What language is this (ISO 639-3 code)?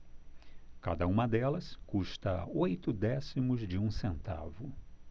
por